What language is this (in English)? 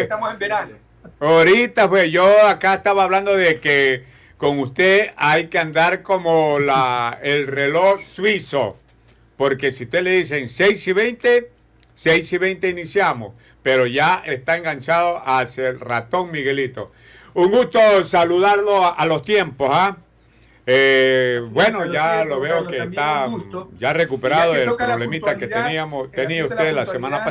Spanish